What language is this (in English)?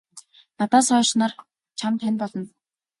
Mongolian